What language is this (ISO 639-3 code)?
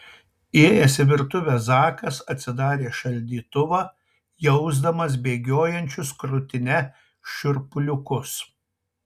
lit